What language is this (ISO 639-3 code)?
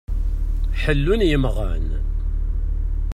kab